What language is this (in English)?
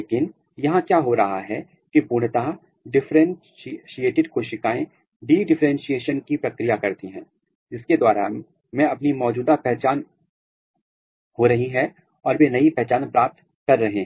Hindi